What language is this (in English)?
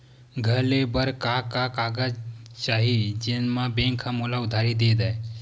Chhattisgarhi